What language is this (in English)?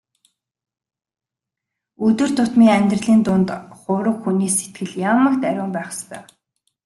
Mongolian